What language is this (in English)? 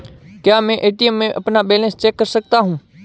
Hindi